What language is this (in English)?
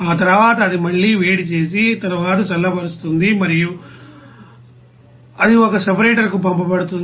Telugu